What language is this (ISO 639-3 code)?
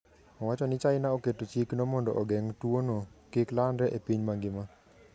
luo